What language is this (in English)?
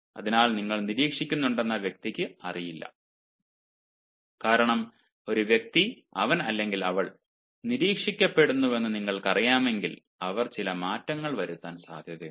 Malayalam